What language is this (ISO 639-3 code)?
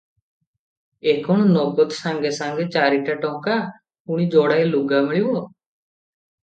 ori